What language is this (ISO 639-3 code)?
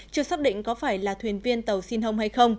vie